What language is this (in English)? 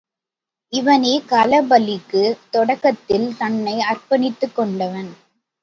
Tamil